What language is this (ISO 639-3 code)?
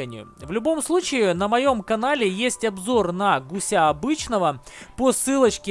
rus